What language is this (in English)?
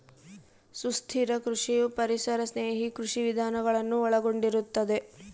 Kannada